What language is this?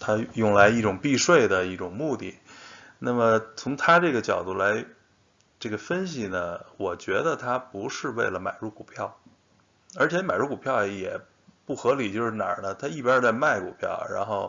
Chinese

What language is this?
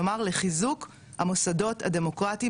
Hebrew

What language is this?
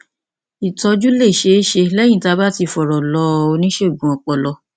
Yoruba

